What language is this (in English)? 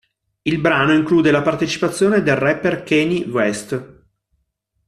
Italian